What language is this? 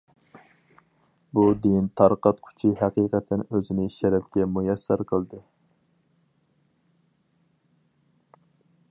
Uyghur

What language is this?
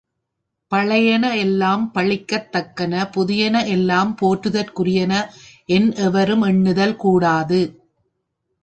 Tamil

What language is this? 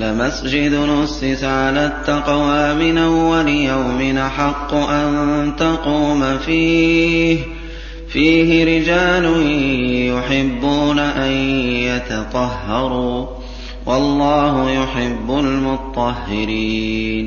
Arabic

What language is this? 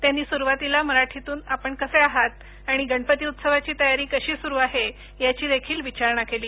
Marathi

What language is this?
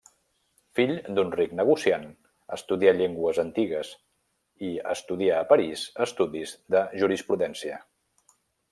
Catalan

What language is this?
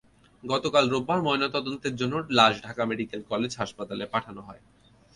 Bangla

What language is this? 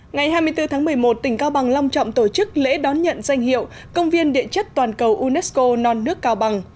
Vietnamese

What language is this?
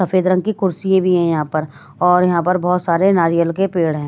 Hindi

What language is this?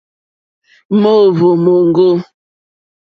Mokpwe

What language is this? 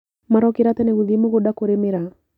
Kikuyu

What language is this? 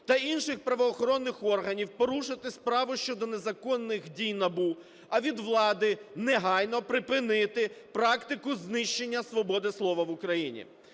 Ukrainian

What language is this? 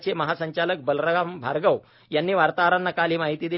Marathi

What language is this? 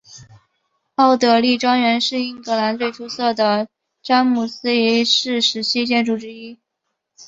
Chinese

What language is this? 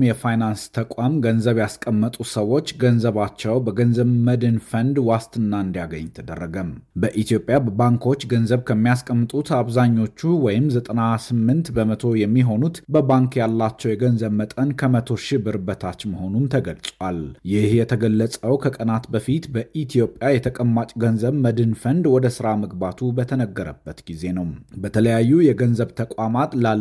Amharic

